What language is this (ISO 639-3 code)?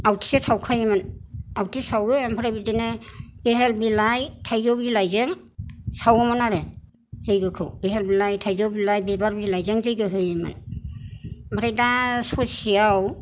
brx